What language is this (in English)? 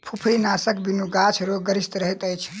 Maithili